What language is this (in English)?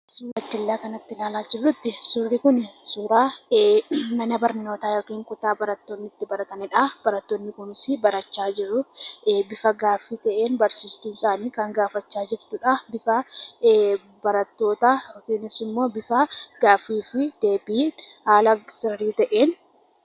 Oromo